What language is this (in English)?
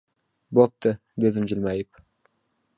Uzbek